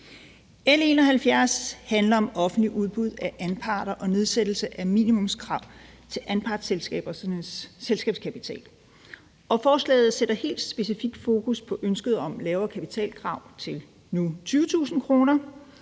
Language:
Danish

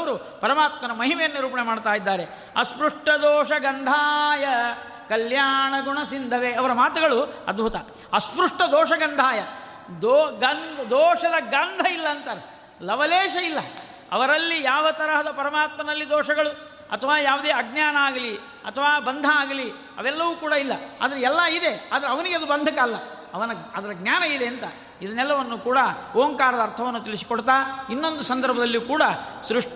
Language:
Kannada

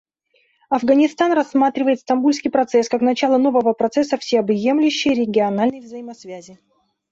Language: Russian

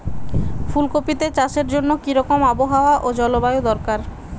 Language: Bangla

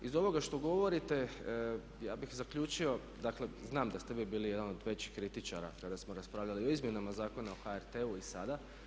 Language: Croatian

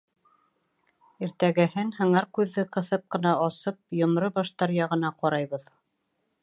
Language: Bashkir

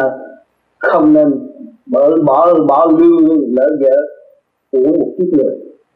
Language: Vietnamese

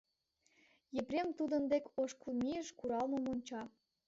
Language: Mari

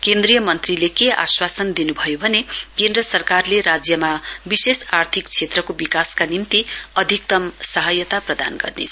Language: Nepali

